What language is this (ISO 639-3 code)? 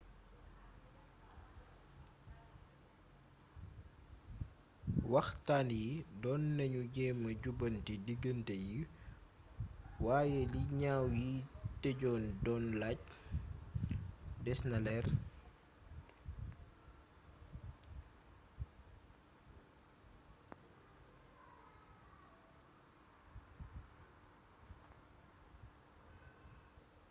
wol